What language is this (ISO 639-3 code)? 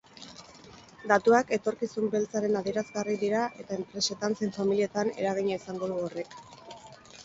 eus